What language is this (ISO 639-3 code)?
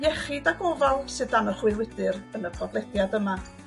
cym